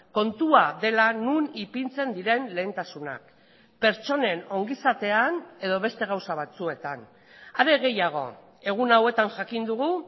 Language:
Basque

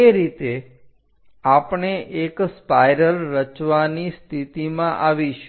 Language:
Gujarati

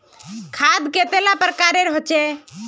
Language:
Magahi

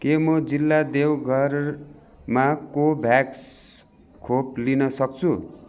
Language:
Nepali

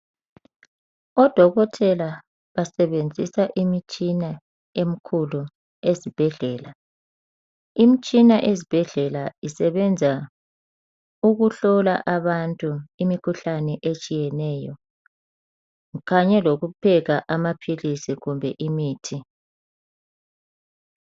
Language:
North Ndebele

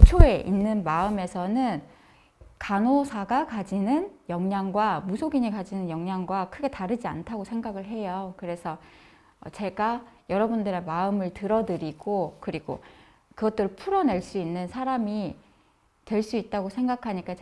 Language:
Korean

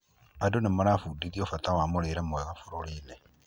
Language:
Kikuyu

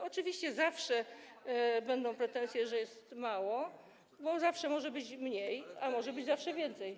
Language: Polish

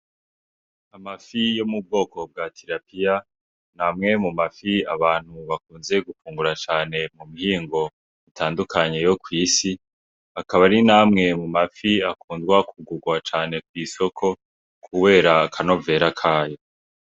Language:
Rundi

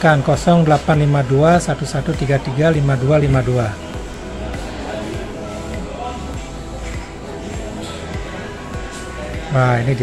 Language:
Indonesian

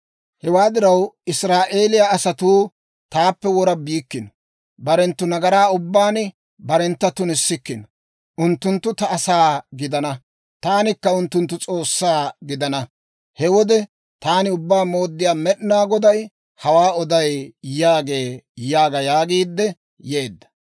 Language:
Dawro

